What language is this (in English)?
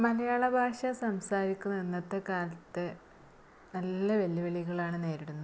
Malayalam